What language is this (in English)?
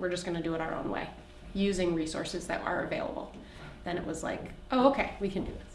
English